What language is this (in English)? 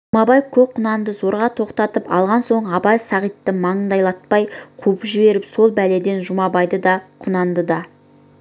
Kazakh